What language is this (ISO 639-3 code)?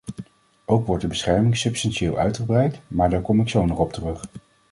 nld